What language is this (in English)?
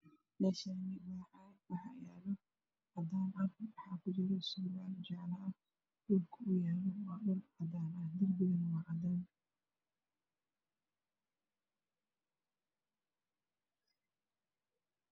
Somali